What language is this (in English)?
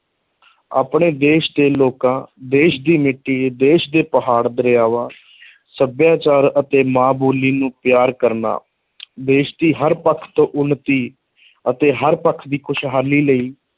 Punjabi